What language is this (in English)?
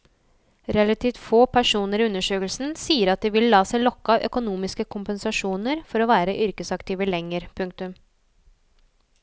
Norwegian